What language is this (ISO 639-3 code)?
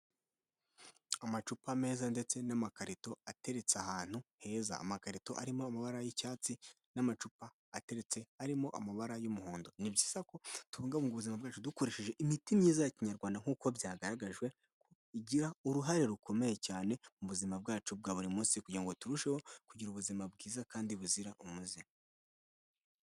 kin